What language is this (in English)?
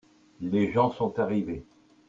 French